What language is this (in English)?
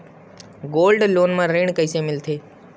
Chhattisgarhi